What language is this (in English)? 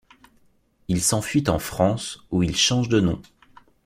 French